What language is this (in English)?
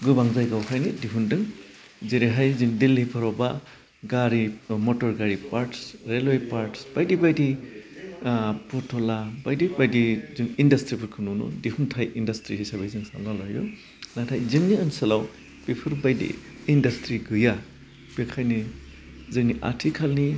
Bodo